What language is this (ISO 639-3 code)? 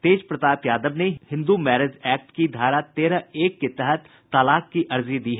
hin